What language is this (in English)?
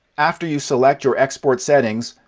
English